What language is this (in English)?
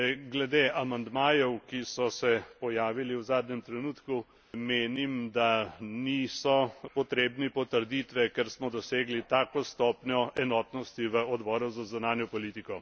Slovenian